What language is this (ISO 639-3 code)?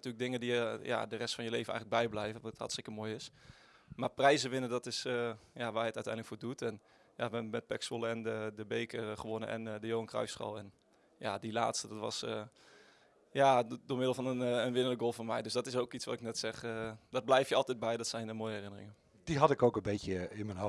nld